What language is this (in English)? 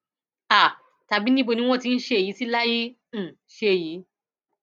Yoruba